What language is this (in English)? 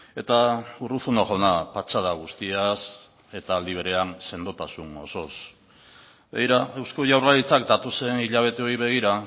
Basque